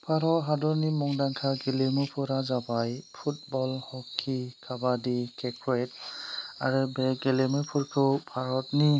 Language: Bodo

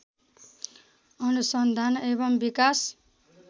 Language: Nepali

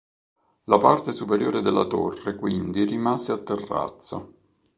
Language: Italian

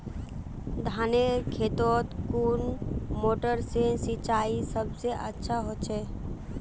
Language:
Magahi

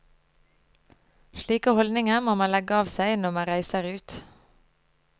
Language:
Norwegian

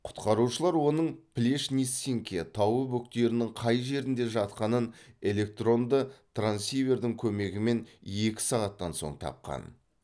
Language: Kazakh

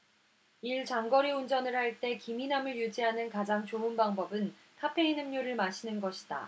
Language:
Korean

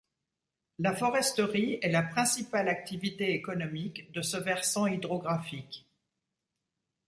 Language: French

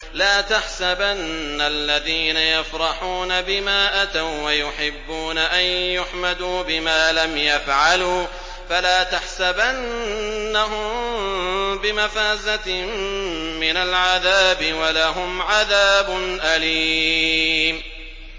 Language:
Arabic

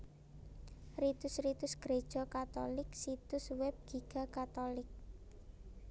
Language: Javanese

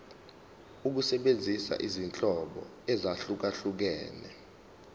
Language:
Zulu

